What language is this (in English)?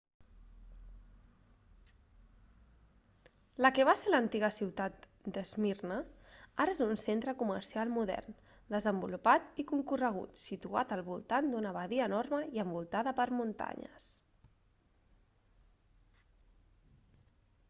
Catalan